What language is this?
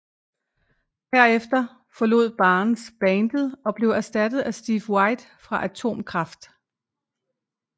Danish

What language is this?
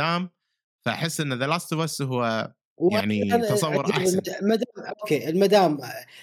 Arabic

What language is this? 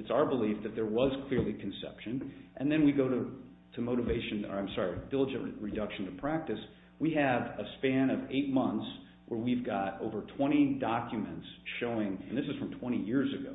English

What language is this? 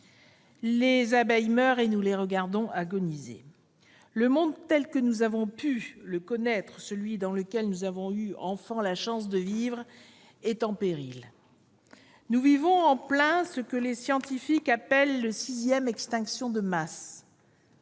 French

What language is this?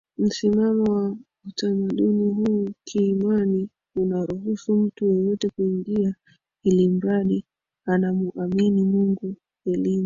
Swahili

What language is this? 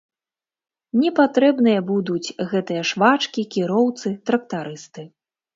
Belarusian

